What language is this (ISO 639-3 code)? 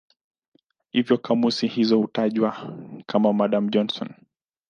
swa